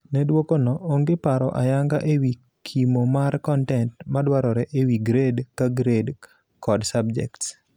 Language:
Luo (Kenya and Tanzania)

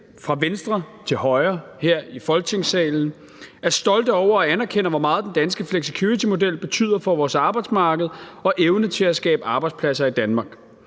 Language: Danish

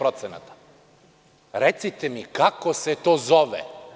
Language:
Serbian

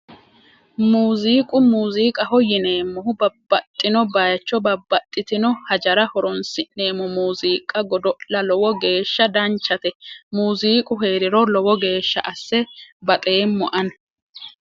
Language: Sidamo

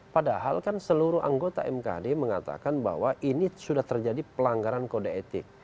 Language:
Indonesian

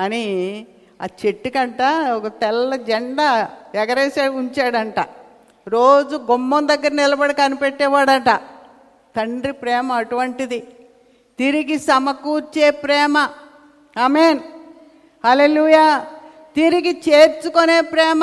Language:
Telugu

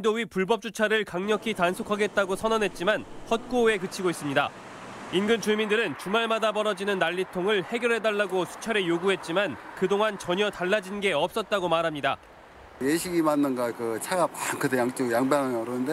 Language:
Korean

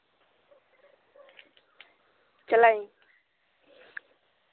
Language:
Santali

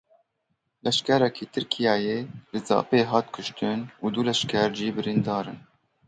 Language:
Kurdish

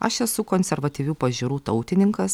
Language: Lithuanian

